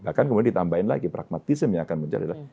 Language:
Indonesian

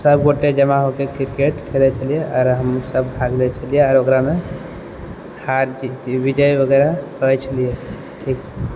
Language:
Maithili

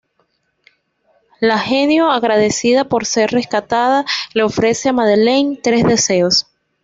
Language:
Spanish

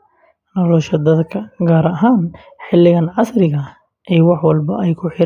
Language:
Somali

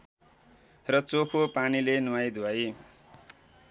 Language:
Nepali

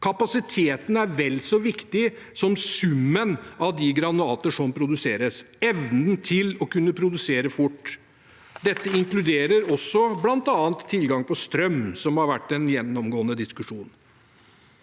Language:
Norwegian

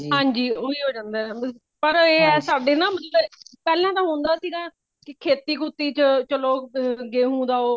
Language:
Punjabi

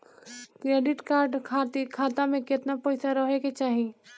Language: Bhojpuri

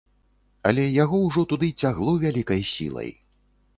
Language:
Belarusian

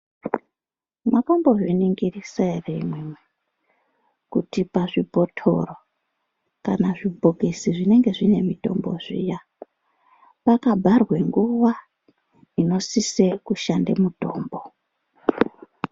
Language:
Ndau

